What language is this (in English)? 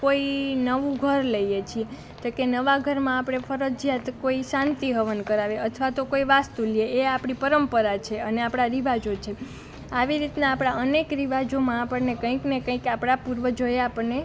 Gujarati